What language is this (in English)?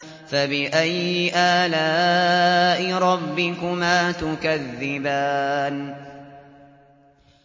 Arabic